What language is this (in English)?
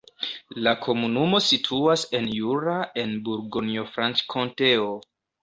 Esperanto